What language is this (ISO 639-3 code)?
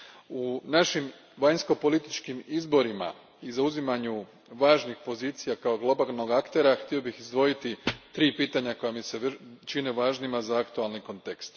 hrv